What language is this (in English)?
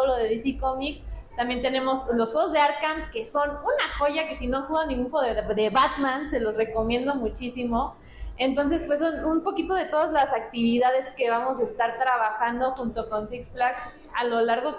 Spanish